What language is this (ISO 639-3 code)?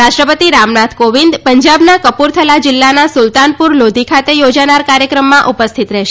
guj